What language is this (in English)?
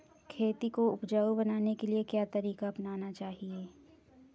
Hindi